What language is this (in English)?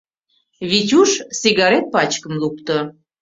Mari